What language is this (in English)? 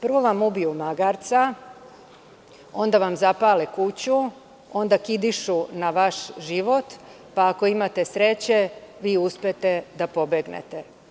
Serbian